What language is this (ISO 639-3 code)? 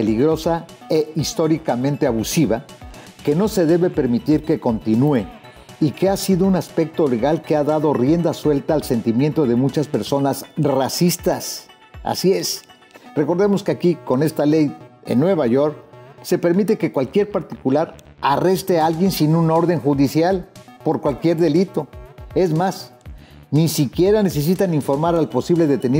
spa